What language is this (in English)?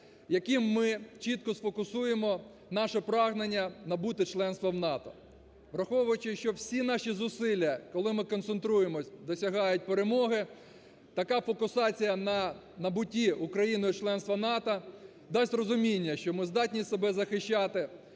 Ukrainian